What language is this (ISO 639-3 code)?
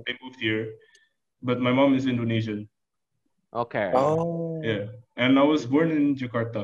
ind